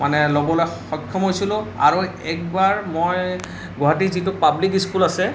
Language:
Assamese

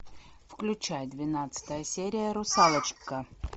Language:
Russian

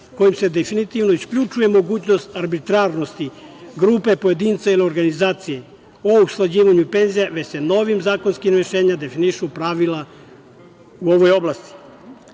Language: Serbian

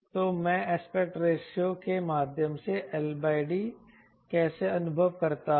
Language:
Hindi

